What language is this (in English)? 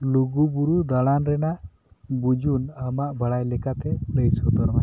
Santali